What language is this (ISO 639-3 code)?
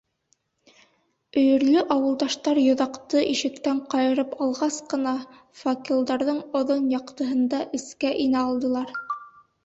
bak